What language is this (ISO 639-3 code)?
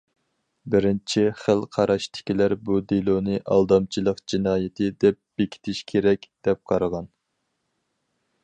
uig